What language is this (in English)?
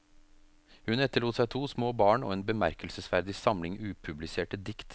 Norwegian